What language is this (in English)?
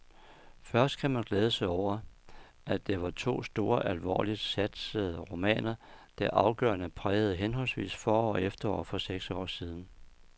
Danish